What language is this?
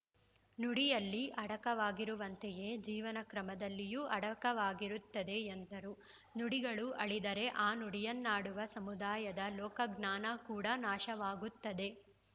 Kannada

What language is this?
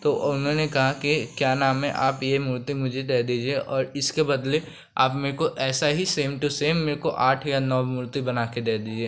Hindi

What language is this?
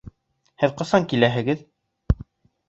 Bashkir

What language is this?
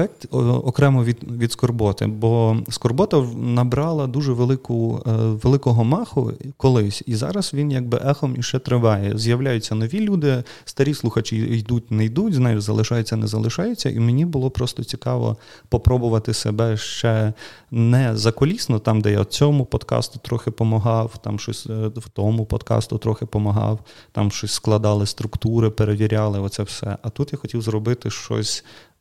Ukrainian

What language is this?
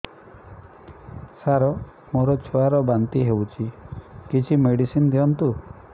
Odia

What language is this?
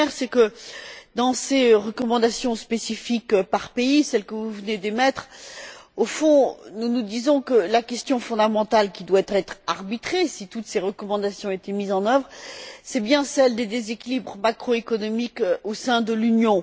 French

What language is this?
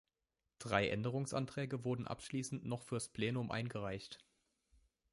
German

